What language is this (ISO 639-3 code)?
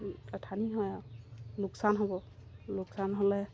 asm